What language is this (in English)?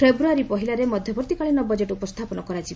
Odia